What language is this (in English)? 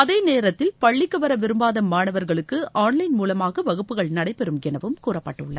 Tamil